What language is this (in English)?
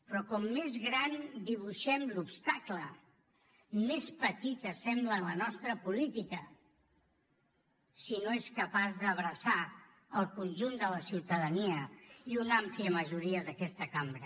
Catalan